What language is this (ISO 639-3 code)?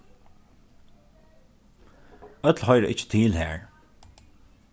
fao